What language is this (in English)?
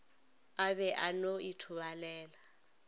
Northern Sotho